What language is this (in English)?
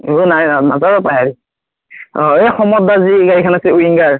Assamese